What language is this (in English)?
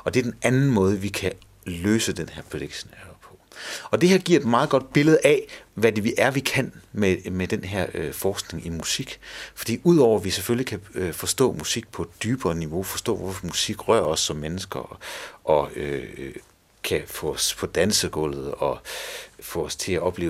Danish